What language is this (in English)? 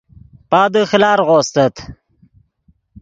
Yidgha